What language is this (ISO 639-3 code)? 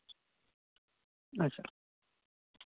sat